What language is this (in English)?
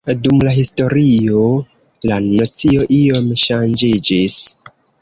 Esperanto